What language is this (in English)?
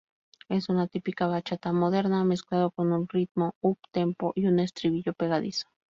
Spanish